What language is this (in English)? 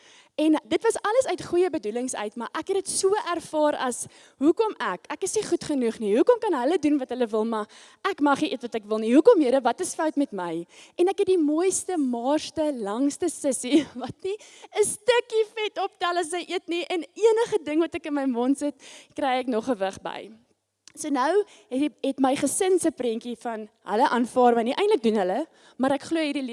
Dutch